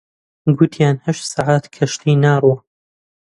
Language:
Central Kurdish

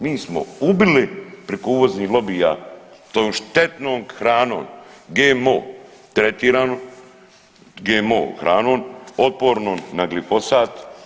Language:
Croatian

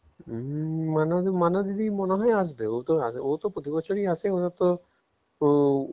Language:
Bangla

